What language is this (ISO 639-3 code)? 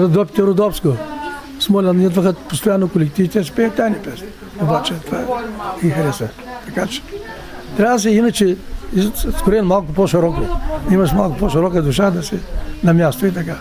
bul